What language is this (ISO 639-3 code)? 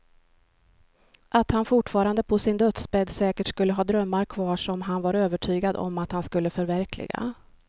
swe